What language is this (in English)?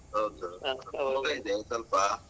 Kannada